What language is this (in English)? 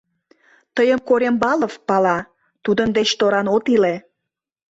Mari